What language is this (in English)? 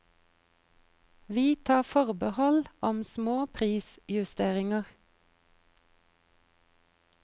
Norwegian